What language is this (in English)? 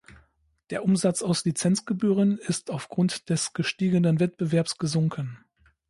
German